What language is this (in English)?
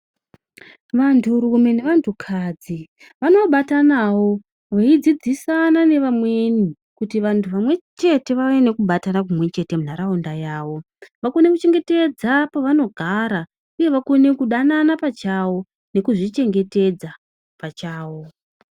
Ndau